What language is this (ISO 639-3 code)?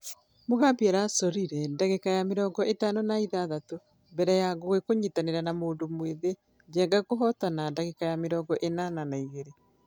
kik